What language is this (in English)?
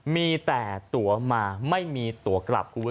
Thai